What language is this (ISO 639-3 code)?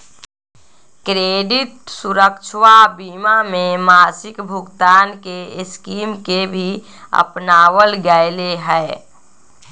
mag